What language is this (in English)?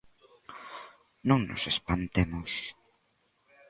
Galician